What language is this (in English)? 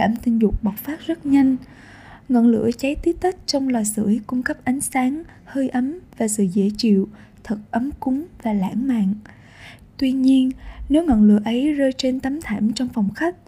Vietnamese